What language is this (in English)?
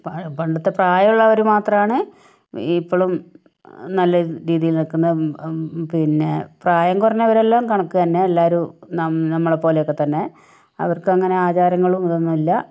Malayalam